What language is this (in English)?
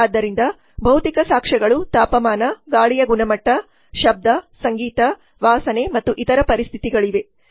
Kannada